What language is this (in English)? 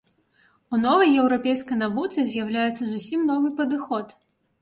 Belarusian